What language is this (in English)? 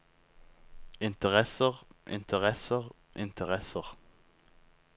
Norwegian